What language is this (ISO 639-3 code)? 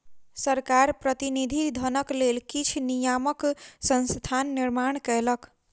mai